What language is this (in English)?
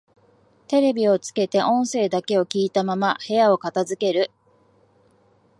Japanese